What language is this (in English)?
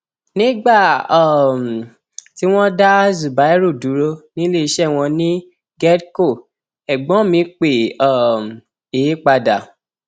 Yoruba